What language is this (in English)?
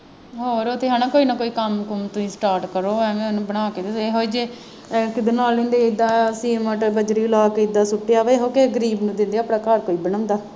Punjabi